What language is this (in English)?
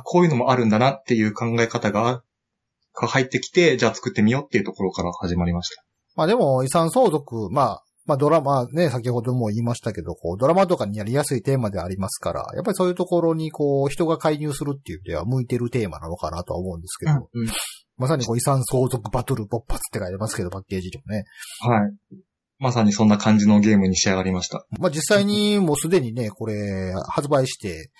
Japanese